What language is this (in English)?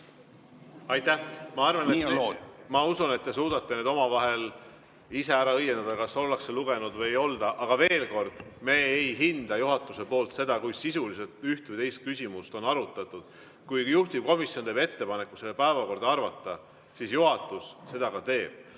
Estonian